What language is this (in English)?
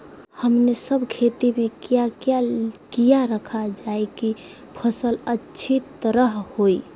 Magahi